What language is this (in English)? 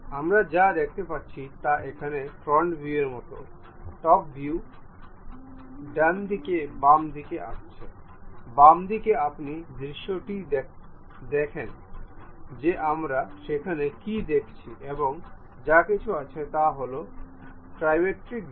Bangla